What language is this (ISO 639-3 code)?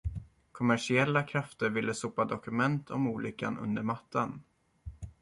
swe